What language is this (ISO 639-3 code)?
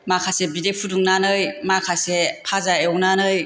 brx